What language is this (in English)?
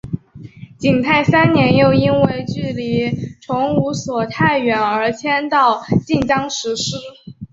Chinese